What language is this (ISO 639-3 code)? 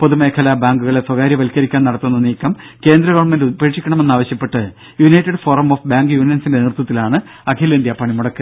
mal